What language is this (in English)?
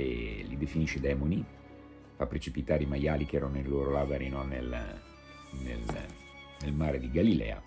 Italian